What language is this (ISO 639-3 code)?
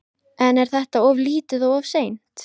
isl